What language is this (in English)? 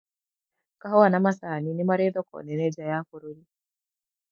Kikuyu